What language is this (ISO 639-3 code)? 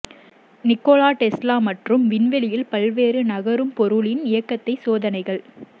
tam